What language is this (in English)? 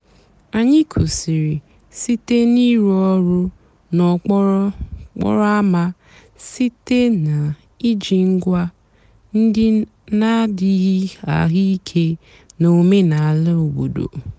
Igbo